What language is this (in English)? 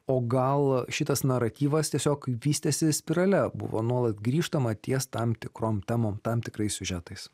Lithuanian